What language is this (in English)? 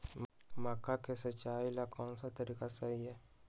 Magahi